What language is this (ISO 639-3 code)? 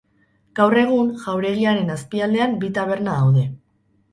eus